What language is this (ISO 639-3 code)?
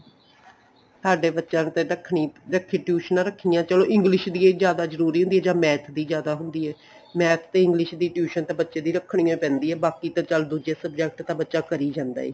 pan